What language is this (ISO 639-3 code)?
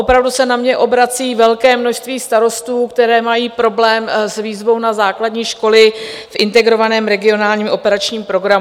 ces